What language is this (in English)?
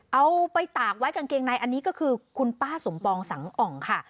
Thai